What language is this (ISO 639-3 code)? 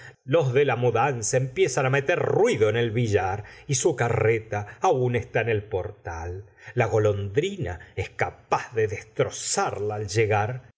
spa